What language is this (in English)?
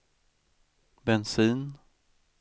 Swedish